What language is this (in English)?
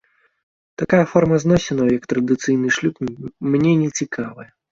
Belarusian